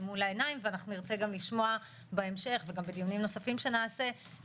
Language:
Hebrew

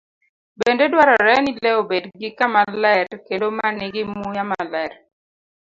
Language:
Luo (Kenya and Tanzania)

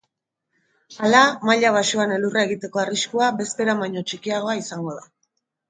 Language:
Basque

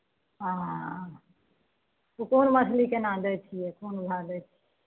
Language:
Maithili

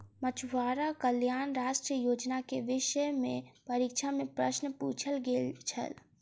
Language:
Maithili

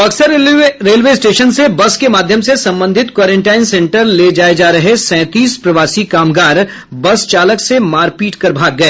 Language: Hindi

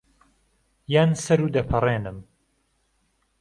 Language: Central Kurdish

